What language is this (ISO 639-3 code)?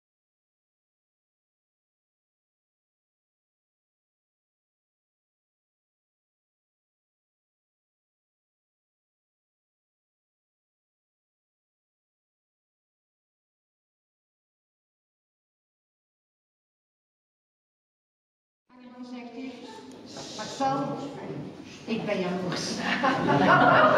nld